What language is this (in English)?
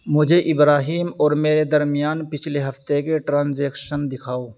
Urdu